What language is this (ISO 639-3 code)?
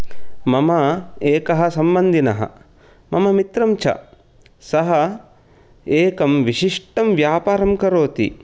san